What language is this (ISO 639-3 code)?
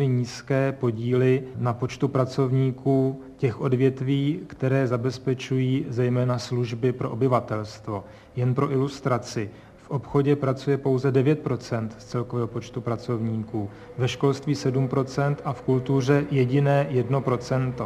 ces